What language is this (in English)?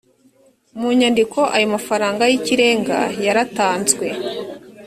Kinyarwanda